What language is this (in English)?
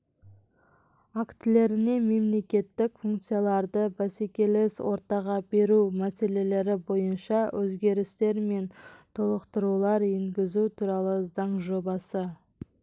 Kazakh